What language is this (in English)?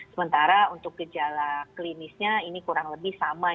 Indonesian